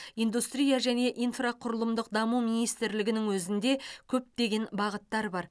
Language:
Kazakh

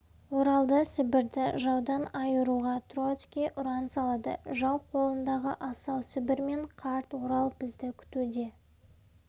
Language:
Kazakh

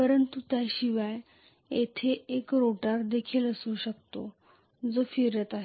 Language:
Marathi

